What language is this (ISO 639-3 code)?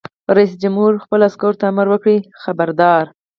pus